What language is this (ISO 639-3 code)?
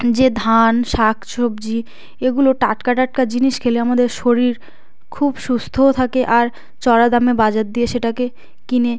ben